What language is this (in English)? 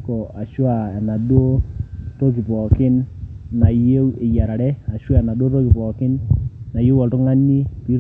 Masai